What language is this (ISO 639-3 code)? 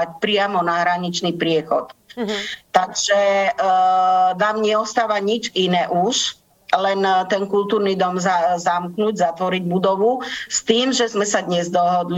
slk